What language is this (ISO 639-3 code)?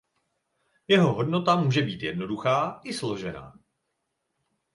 ces